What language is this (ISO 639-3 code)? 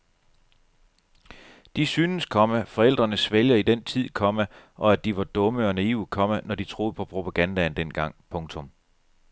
dan